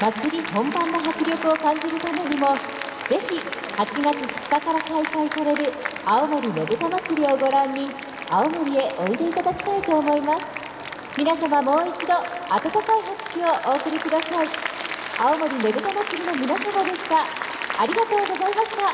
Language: Japanese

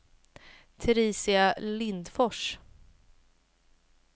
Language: Swedish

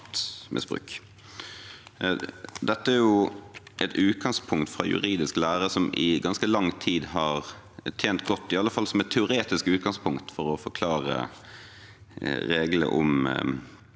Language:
Norwegian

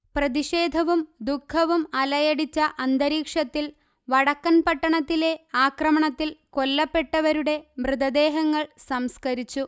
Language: Malayalam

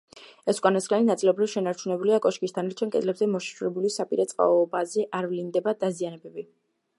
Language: Georgian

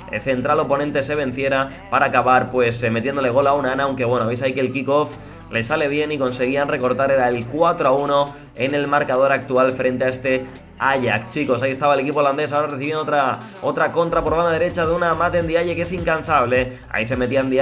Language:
Spanish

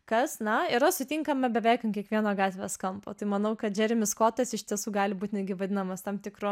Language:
Lithuanian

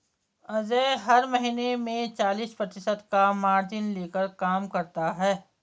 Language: Hindi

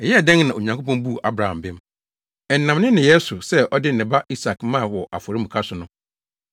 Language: Akan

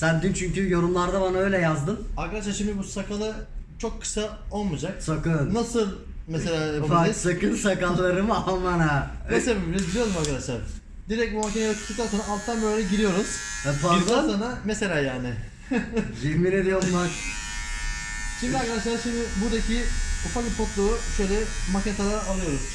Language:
Turkish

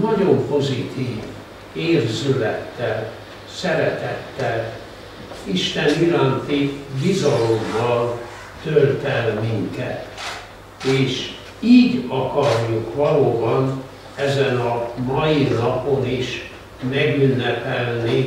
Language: Hungarian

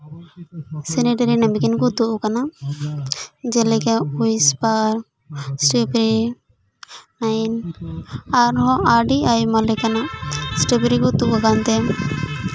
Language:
Santali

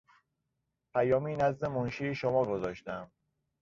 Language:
Persian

